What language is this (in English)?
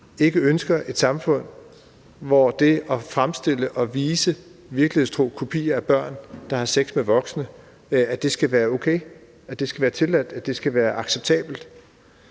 Danish